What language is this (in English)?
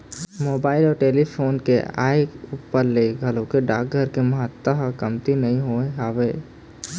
Chhattisgarhi